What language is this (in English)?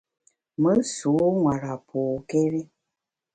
Bamun